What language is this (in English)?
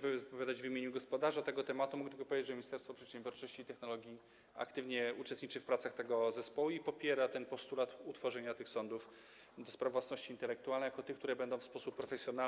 Polish